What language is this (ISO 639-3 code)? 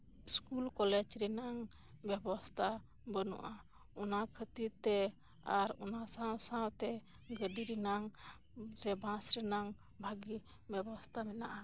sat